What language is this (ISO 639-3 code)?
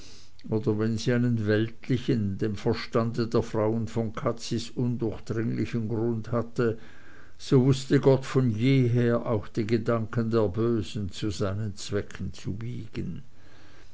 deu